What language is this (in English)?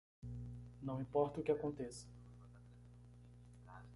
Portuguese